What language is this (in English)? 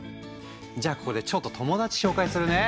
Japanese